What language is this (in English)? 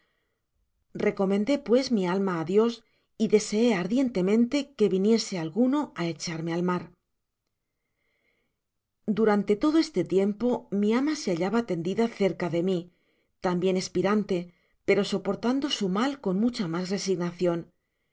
Spanish